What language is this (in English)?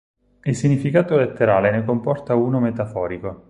Italian